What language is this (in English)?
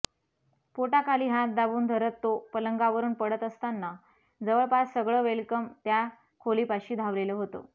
Marathi